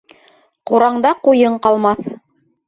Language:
Bashkir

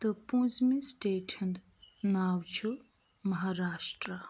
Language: Kashmiri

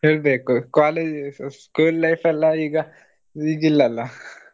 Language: Kannada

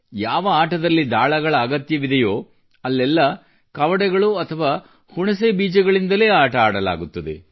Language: Kannada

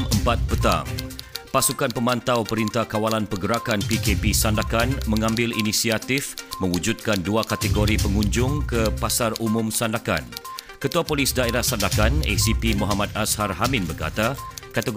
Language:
Malay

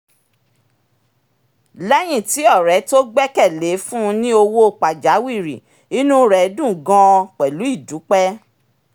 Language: Yoruba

